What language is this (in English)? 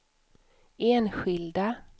Swedish